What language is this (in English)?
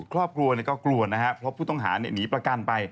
Thai